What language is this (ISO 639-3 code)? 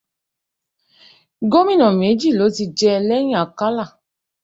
yor